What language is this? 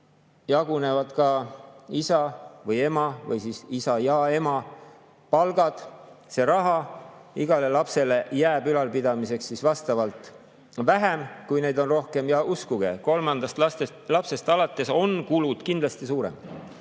Estonian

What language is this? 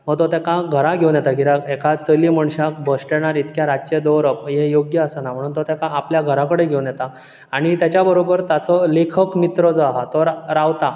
Konkani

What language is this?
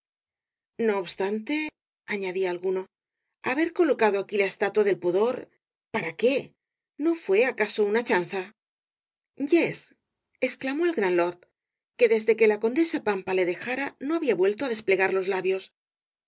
Spanish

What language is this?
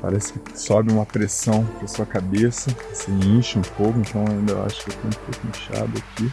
Portuguese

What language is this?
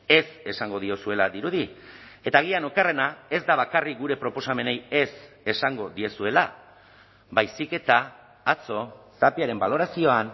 Basque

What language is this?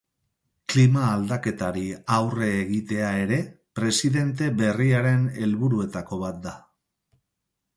Basque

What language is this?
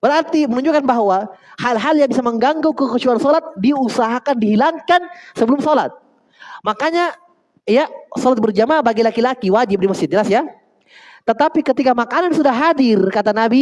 Indonesian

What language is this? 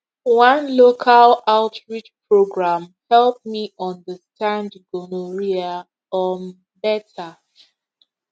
Nigerian Pidgin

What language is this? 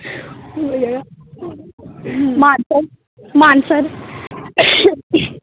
Dogri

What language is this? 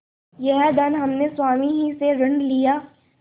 Hindi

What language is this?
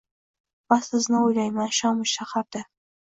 Uzbek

